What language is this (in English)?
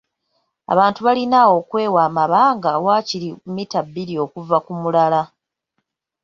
Ganda